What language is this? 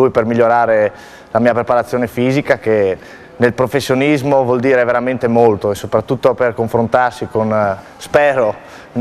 Italian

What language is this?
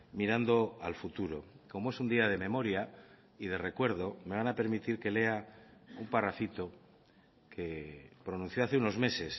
Spanish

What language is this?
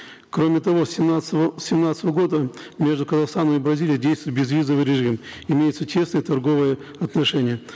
Kazakh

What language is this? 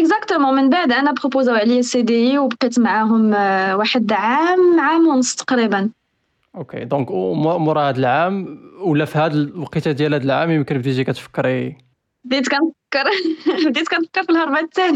Arabic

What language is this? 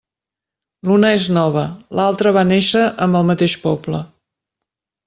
Catalan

